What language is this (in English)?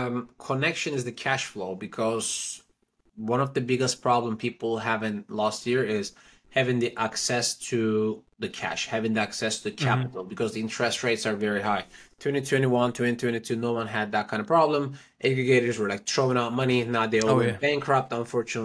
English